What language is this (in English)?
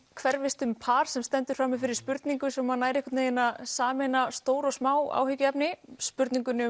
Icelandic